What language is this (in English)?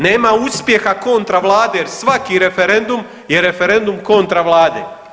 Croatian